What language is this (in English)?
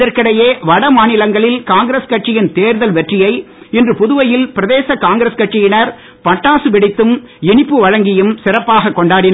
Tamil